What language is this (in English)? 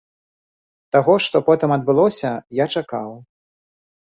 Belarusian